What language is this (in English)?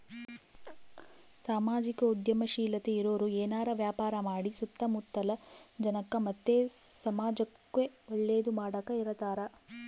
Kannada